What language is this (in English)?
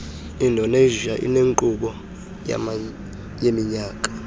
Xhosa